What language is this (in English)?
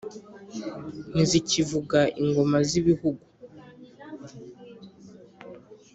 Kinyarwanda